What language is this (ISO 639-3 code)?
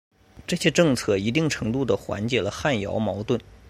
zho